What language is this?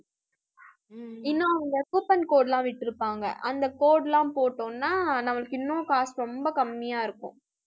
Tamil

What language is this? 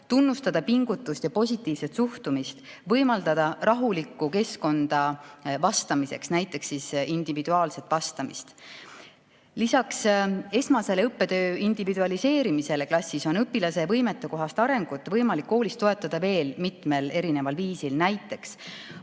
Estonian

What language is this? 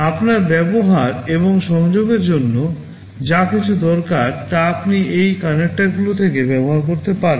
Bangla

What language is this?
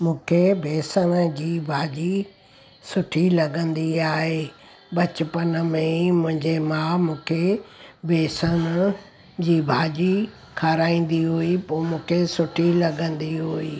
Sindhi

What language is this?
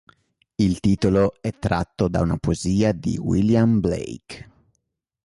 Italian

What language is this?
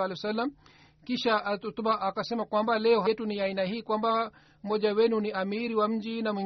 Swahili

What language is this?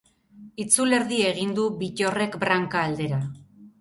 Basque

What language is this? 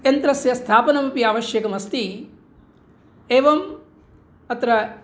Sanskrit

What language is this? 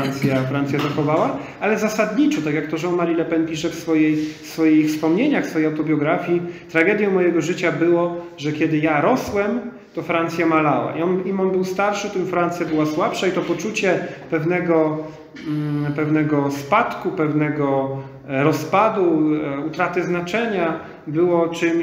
Polish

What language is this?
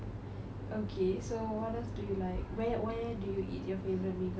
English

